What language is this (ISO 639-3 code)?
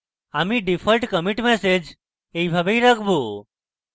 ben